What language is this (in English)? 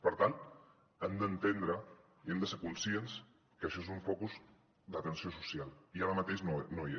Catalan